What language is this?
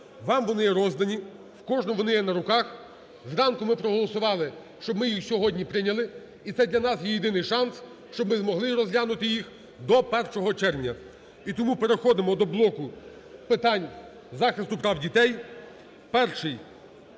Ukrainian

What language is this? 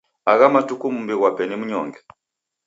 Taita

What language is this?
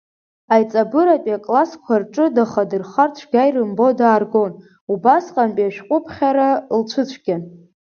Abkhazian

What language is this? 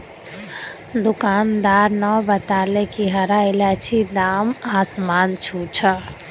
Magahi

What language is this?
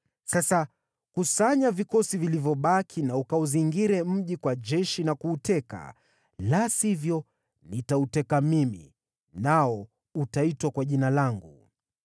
Swahili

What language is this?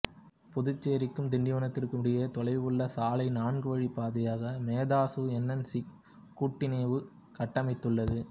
Tamil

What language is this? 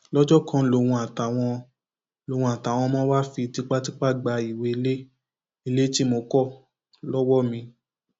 Yoruba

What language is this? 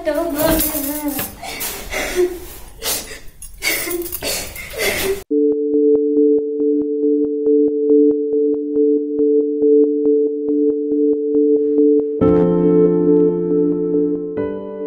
Korean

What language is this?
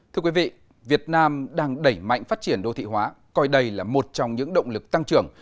Vietnamese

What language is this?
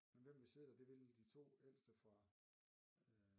Danish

